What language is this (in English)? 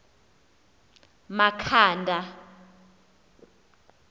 Xhosa